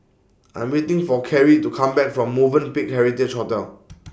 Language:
English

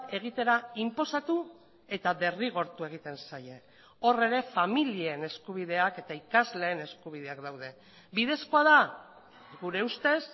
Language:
Basque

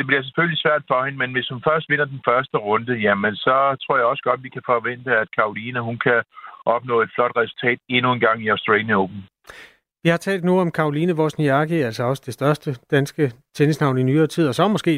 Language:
Danish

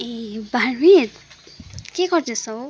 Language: Nepali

